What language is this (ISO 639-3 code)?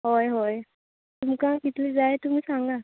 kok